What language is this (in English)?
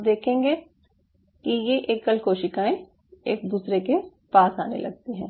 Hindi